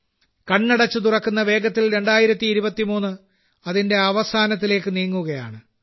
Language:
Malayalam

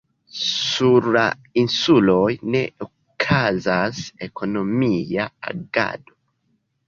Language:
Esperanto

